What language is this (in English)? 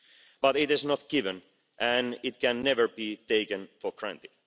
English